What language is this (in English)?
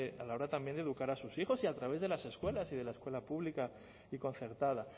Spanish